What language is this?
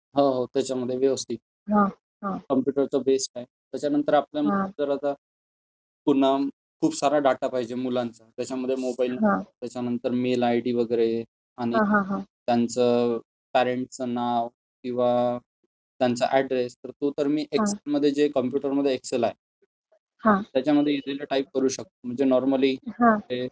Marathi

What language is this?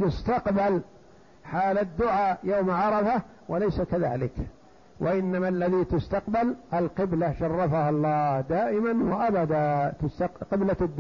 Arabic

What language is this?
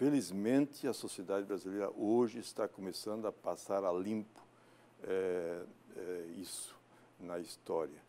Portuguese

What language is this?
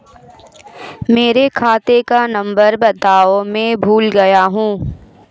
Hindi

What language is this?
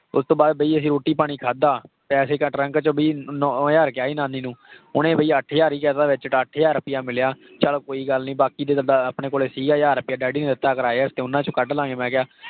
Punjabi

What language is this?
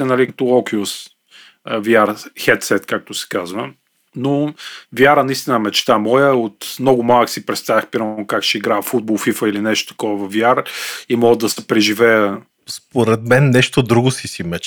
Bulgarian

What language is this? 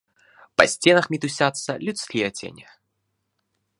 Belarusian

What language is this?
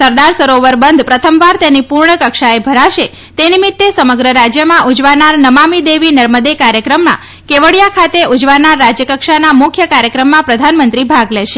Gujarati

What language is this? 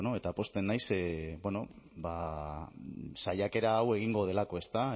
Basque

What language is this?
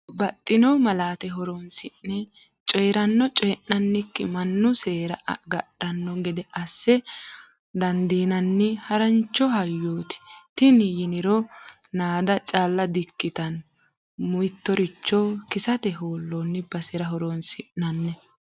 Sidamo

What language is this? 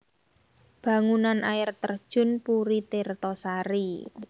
Javanese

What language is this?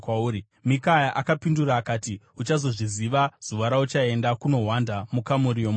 Shona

